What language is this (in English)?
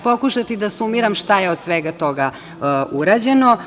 Serbian